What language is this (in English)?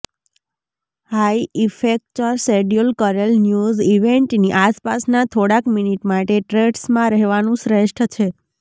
Gujarati